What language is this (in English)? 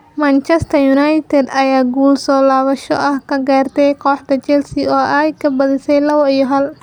Somali